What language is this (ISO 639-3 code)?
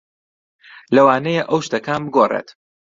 ckb